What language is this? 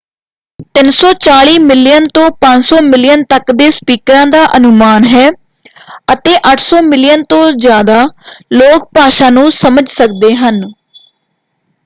Punjabi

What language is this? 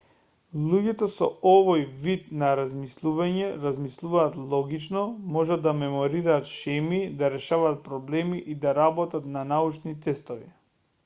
Macedonian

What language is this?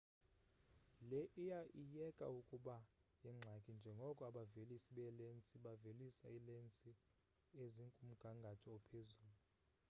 Xhosa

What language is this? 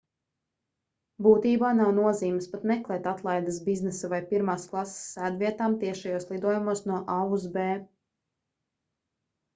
Latvian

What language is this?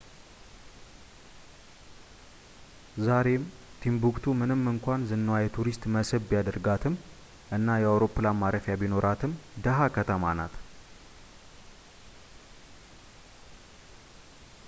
Amharic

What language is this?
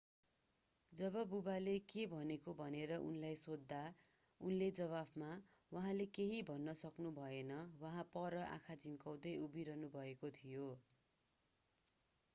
Nepali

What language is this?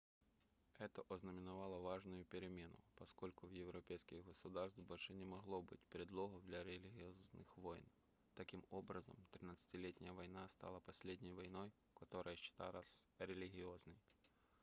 Russian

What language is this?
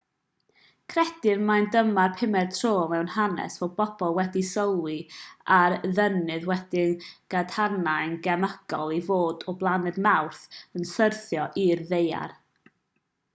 Welsh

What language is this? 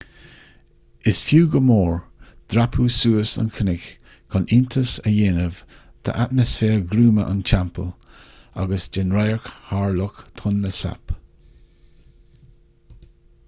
Irish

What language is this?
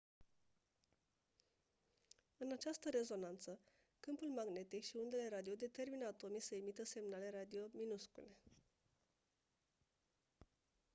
Romanian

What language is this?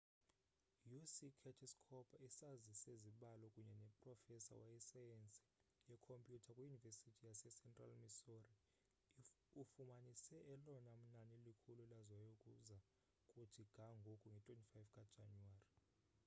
Xhosa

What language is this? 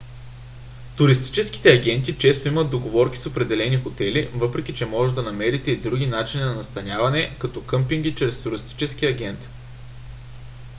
Bulgarian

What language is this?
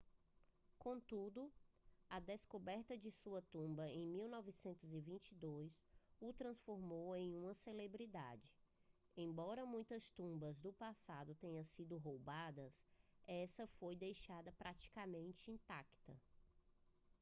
Portuguese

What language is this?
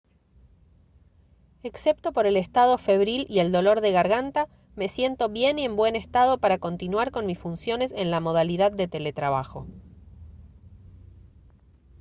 Spanish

